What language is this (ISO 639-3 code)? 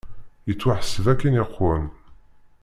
kab